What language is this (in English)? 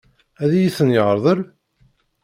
Kabyle